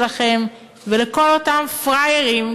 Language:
Hebrew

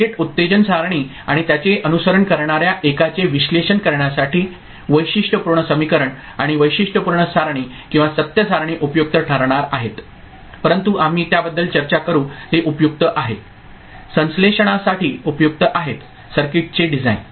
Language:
Marathi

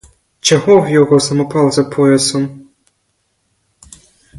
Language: Ukrainian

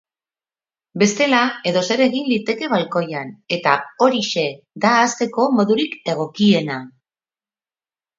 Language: Basque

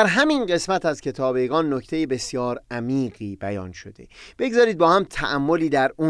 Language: Persian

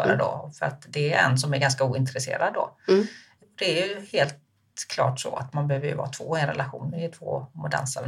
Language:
Swedish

